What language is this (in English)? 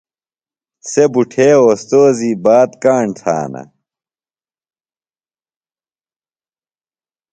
Phalura